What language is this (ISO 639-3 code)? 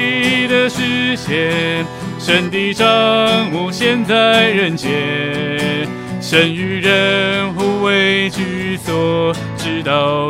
zho